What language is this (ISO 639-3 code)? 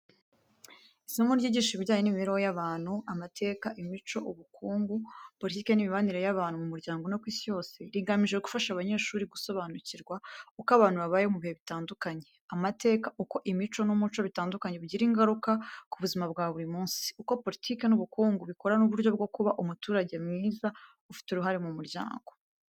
kin